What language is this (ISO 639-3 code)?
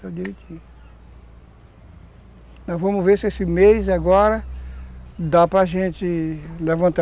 por